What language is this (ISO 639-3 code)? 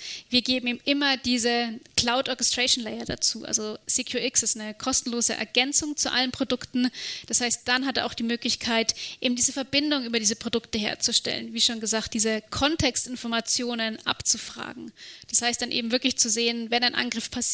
deu